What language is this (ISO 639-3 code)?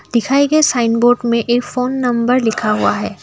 hin